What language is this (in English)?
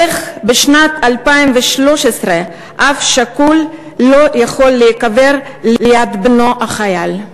Hebrew